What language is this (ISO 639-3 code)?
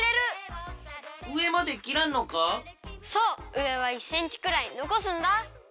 jpn